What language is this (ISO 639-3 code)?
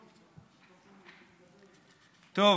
heb